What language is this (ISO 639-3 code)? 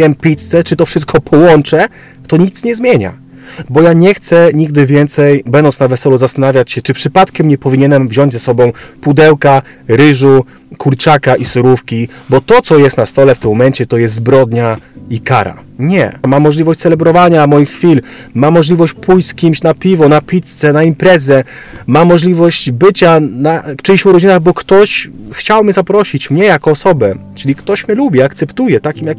pol